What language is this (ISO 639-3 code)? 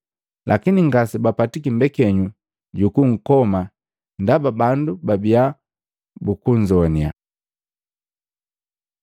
mgv